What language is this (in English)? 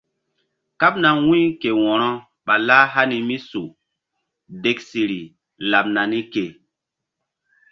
Mbum